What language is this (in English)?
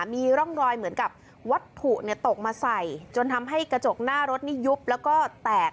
Thai